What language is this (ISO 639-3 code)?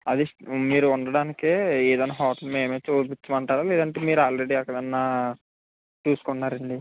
tel